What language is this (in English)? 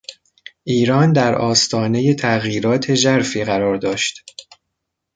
Persian